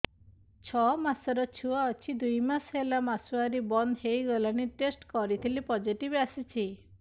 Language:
Odia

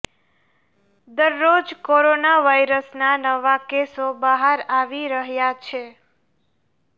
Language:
Gujarati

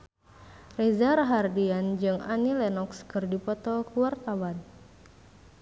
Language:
Sundanese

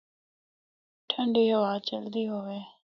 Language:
Northern Hindko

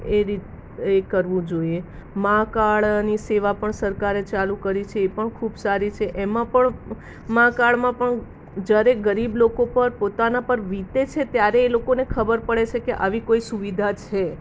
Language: Gujarati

